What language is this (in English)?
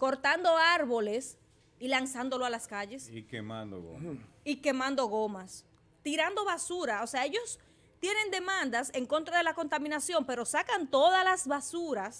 Spanish